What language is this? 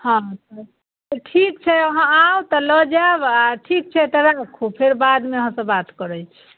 Maithili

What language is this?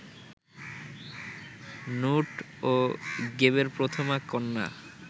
Bangla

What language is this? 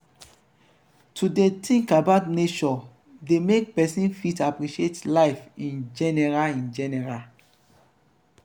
Nigerian Pidgin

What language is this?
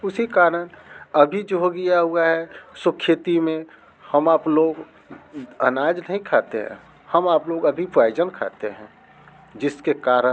Hindi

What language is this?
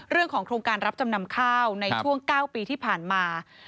Thai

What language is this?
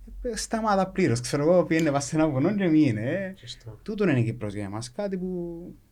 Greek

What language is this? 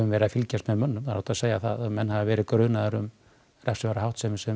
Icelandic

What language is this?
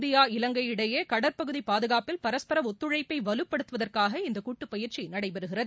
Tamil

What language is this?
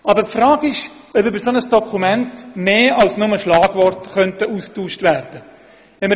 Swiss German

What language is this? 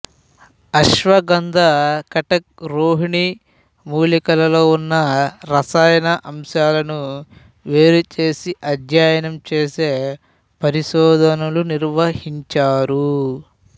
Telugu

